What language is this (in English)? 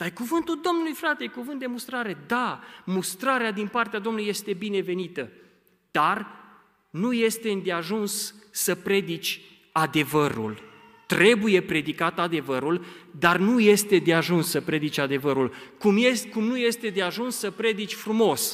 Romanian